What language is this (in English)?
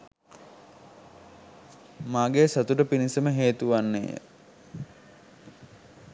Sinhala